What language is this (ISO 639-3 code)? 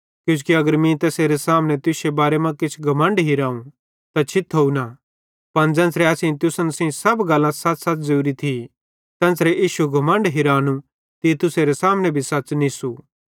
bhd